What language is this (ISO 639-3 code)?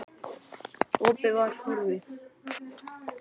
isl